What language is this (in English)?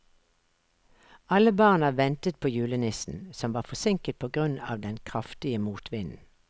Norwegian